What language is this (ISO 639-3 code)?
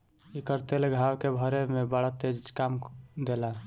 bho